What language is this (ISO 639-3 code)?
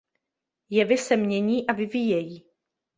ces